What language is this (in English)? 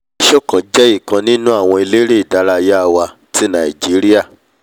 Yoruba